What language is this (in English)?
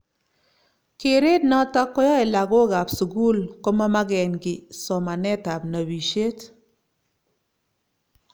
Kalenjin